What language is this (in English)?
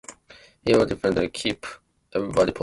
English